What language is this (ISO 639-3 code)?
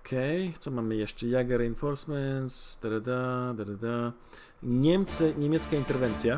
pol